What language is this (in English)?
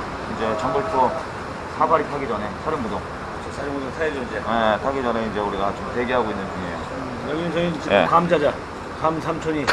Korean